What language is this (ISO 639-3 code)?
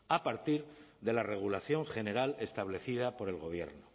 spa